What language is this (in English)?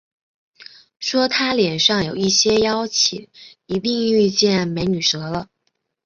Chinese